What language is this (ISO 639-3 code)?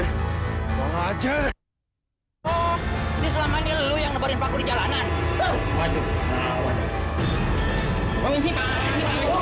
ind